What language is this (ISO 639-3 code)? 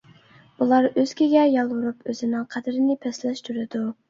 uig